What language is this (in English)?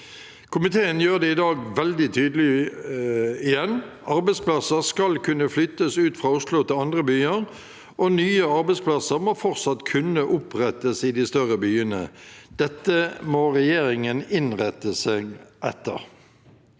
Norwegian